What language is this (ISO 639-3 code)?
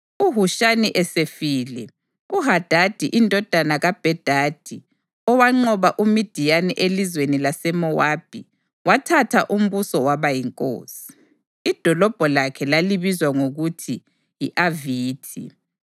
nde